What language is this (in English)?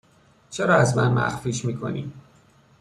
Persian